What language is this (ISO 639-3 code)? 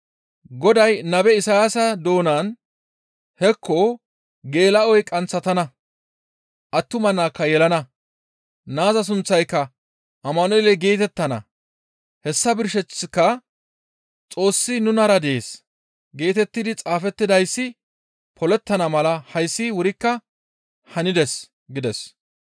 gmv